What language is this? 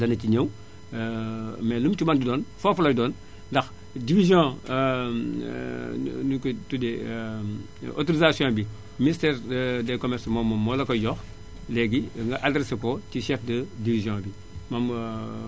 Wolof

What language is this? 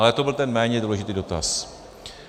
Czech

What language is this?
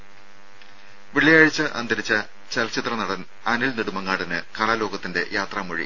Malayalam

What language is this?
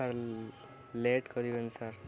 Odia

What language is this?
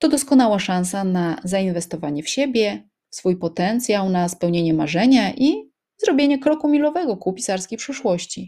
Polish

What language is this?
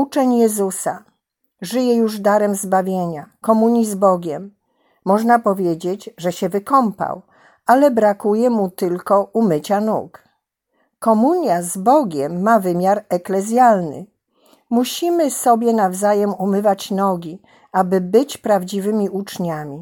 Polish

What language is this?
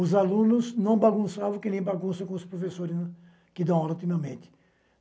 Portuguese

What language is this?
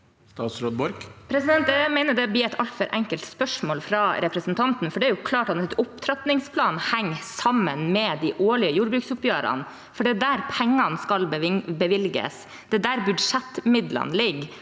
Norwegian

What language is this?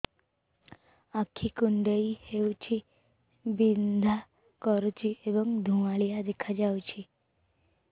Odia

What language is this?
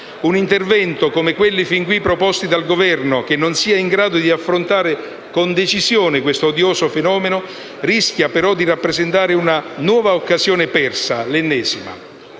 Italian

